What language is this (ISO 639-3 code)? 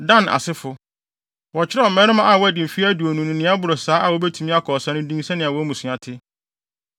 aka